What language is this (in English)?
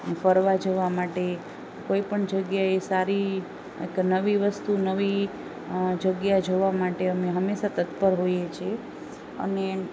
Gujarati